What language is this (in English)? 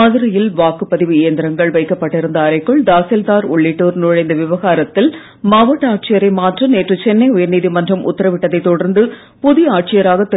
Tamil